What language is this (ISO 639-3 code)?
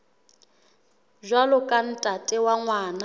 sot